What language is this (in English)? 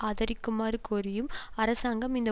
Tamil